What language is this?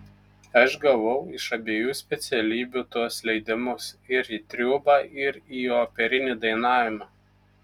Lithuanian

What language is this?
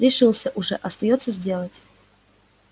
Russian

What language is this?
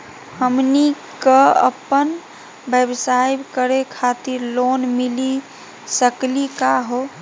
Magahi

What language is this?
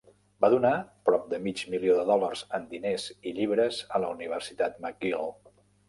Catalan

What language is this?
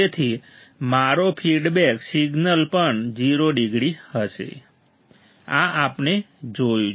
Gujarati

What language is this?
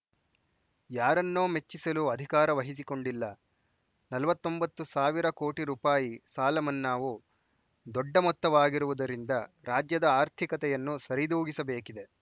Kannada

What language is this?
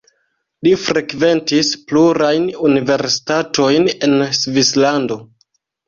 Esperanto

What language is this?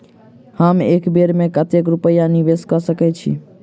Maithili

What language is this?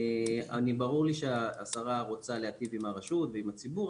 Hebrew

